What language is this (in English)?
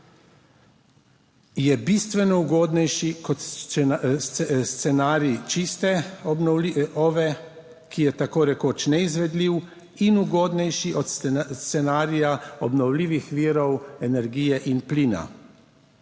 Slovenian